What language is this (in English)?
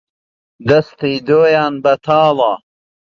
Central Kurdish